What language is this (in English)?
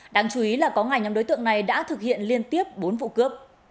Vietnamese